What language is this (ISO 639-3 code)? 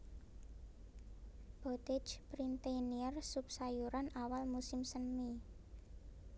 jav